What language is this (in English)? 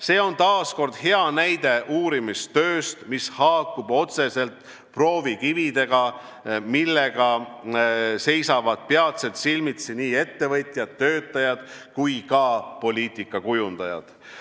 Estonian